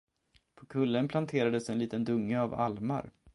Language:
Swedish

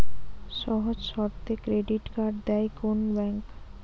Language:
Bangla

